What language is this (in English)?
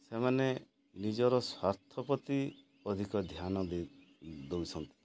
Odia